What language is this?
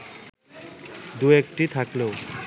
Bangla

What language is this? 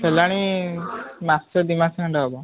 Odia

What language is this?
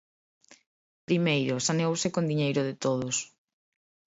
Galician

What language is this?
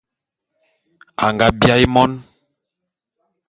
Bulu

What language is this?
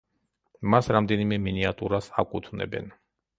Georgian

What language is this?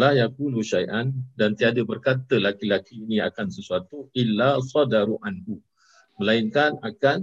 Malay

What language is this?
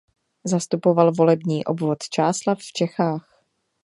Czech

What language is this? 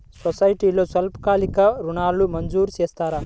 Telugu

